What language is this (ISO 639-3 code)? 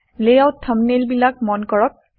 asm